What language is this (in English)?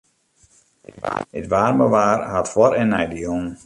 Western Frisian